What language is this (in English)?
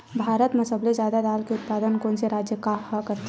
Chhattisgarhi